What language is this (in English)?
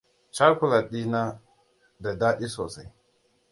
Hausa